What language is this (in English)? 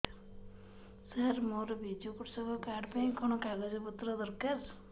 Odia